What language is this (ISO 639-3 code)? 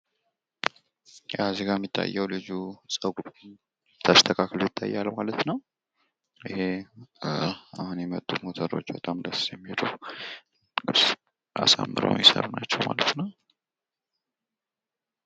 amh